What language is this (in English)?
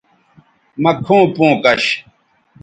Bateri